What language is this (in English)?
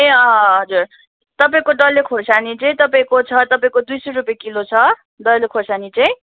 Nepali